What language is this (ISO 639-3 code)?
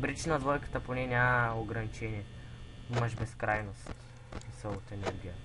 bul